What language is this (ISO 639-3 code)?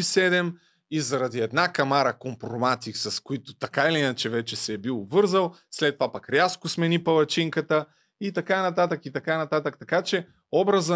bul